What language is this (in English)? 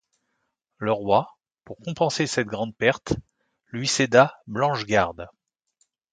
French